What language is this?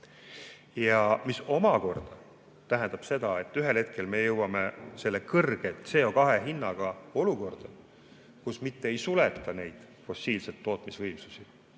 Estonian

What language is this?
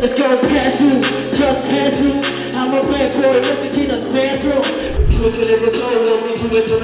Korean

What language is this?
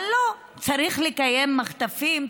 Hebrew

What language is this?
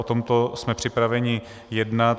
Czech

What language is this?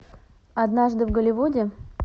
Russian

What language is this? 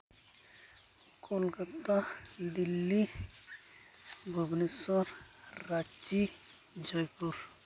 Santali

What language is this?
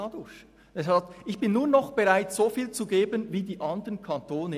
Swiss German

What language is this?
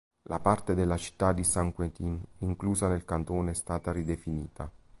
Italian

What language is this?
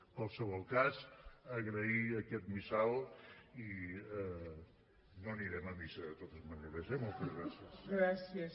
Catalan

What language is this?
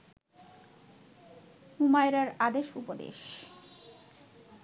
Bangla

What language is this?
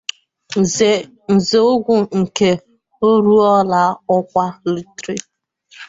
Igbo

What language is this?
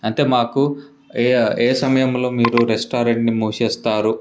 Telugu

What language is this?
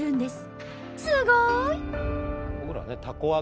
Japanese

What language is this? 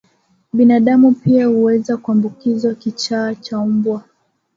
Swahili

